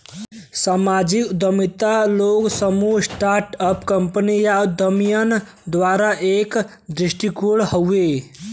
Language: Bhojpuri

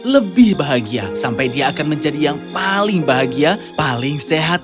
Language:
Indonesian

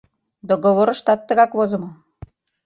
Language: Mari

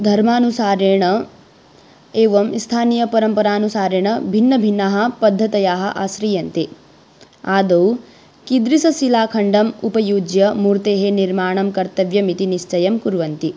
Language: Sanskrit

